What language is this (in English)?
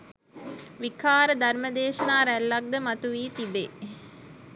Sinhala